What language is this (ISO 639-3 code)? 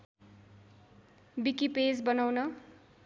nep